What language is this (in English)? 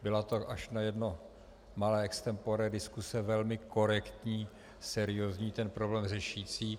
Czech